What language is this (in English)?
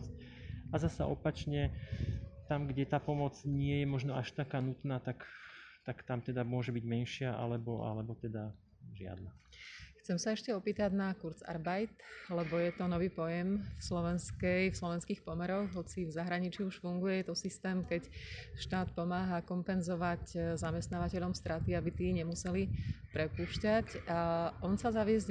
Slovak